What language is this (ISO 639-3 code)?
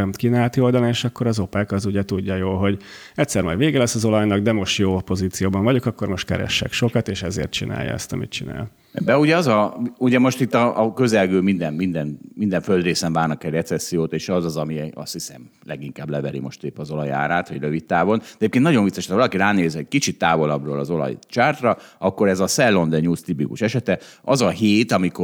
hun